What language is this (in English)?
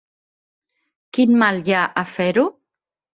Catalan